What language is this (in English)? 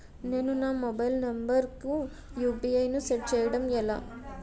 Telugu